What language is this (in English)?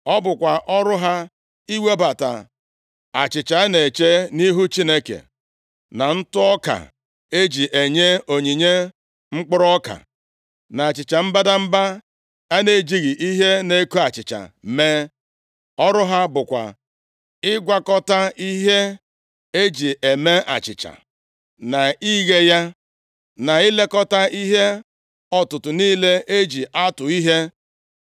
Igbo